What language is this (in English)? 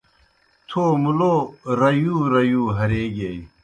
Kohistani Shina